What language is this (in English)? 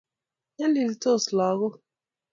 Kalenjin